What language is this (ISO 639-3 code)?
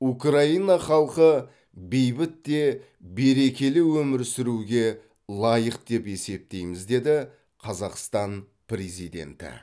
kaz